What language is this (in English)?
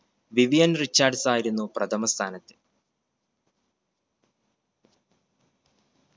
Malayalam